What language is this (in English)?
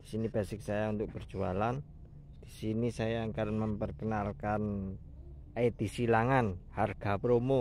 Indonesian